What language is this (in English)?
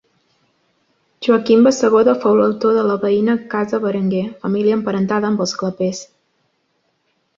Catalan